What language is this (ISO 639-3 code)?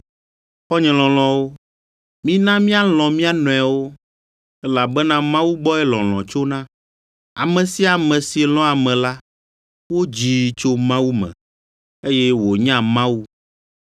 ewe